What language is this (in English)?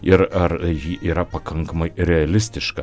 Lithuanian